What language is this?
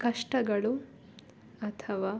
Kannada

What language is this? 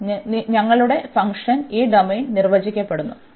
Malayalam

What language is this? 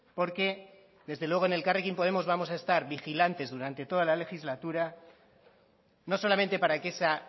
Spanish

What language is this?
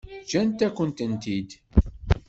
Kabyle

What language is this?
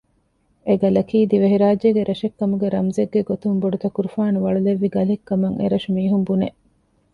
Divehi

